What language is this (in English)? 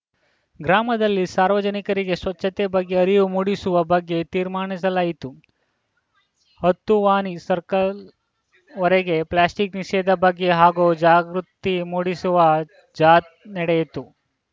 Kannada